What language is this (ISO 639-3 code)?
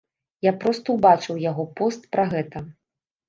bel